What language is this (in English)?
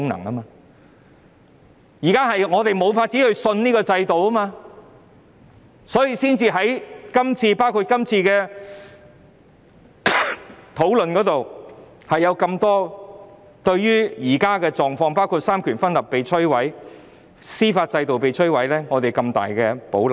Cantonese